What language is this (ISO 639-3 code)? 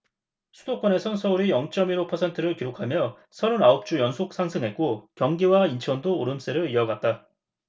kor